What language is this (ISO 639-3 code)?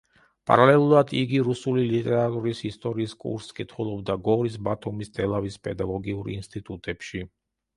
kat